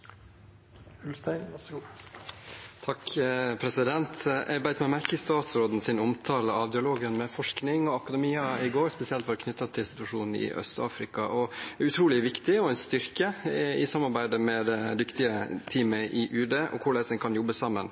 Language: Norwegian Bokmål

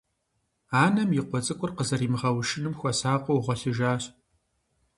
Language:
Kabardian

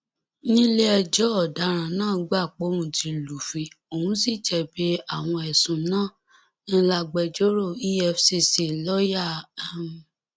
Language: Yoruba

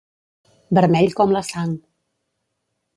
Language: Catalan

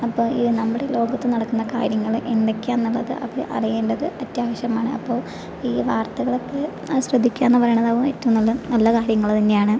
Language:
Malayalam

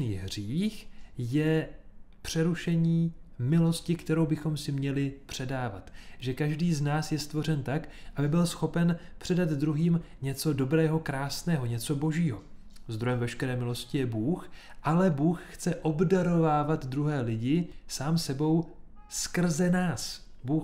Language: Czech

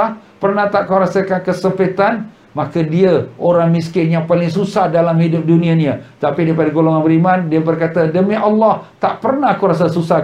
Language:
Malay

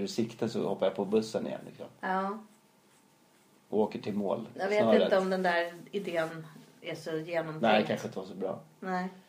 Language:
Swedish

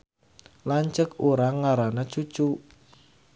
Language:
Sundanese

